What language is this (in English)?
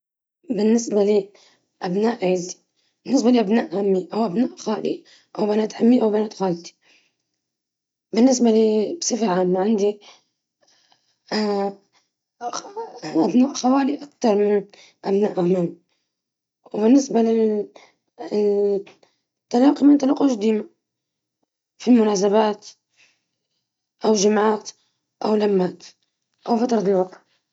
Libyan Arabic